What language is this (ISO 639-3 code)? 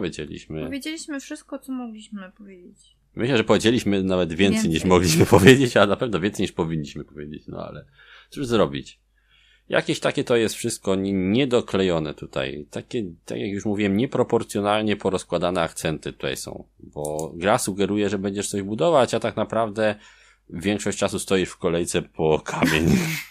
pol